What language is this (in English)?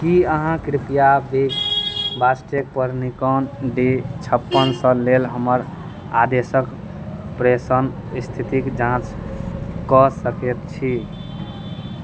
Maithili